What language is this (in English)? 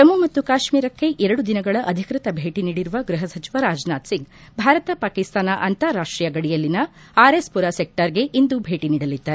Kannada